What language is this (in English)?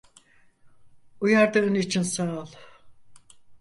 Turkish